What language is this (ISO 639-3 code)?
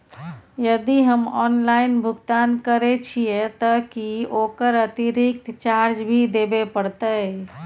mai